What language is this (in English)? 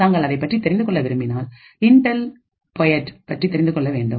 Tamil